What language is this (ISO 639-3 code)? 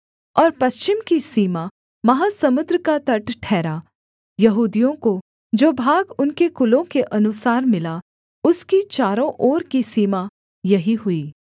hin